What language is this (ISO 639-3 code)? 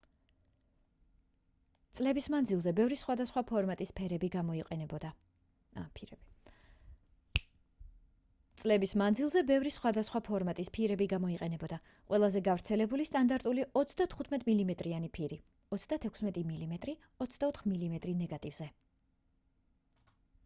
kat